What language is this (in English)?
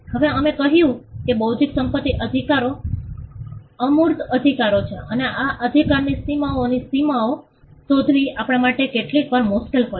Gujarati